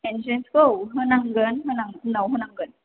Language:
Bodo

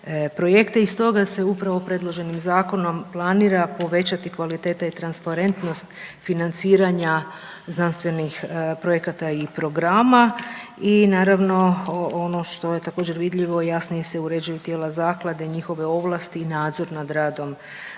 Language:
Croatian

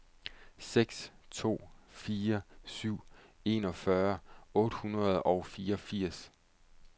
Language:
Danish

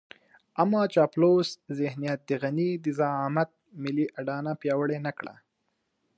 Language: Pashto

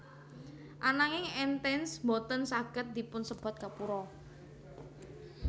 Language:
Javanese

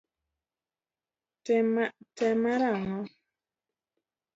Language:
Luo (Kenya and Tanzania)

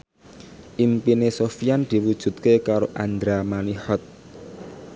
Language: Javanese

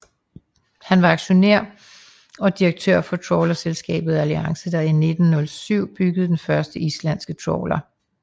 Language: Danish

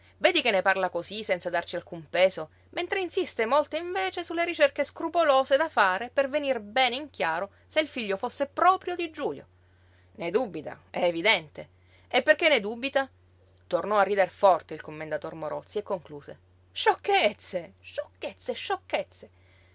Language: Italian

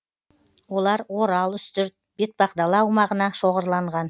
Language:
Kazakh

